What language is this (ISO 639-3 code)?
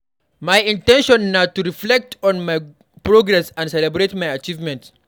pcm